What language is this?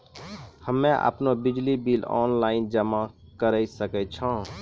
Maithili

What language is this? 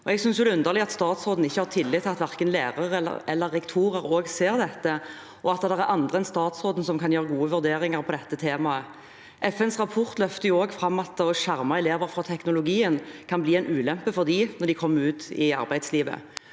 Norwegian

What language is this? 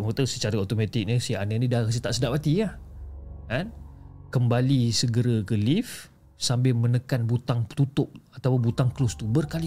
Malay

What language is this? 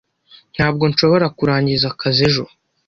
Kinyarwanda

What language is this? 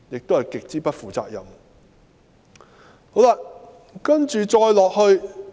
Cantonese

